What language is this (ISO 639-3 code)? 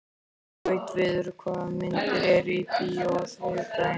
isl